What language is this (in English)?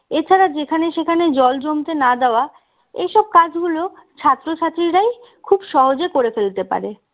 Bangla